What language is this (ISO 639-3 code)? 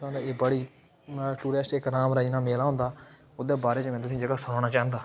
doi